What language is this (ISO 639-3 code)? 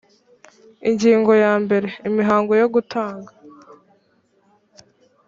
kin